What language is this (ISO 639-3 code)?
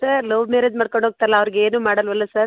kan